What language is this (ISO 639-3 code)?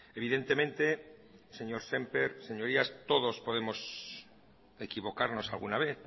spa